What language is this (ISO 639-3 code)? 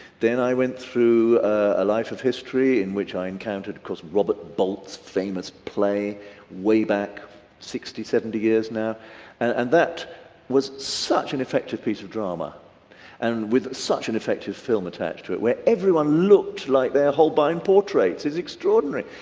eng